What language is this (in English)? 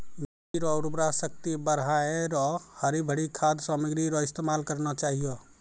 Maithili